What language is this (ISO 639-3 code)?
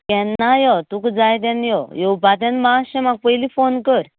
kok